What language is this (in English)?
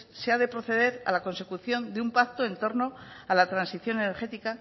Spanish